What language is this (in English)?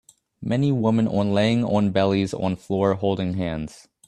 English